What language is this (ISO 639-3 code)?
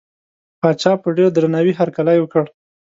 pus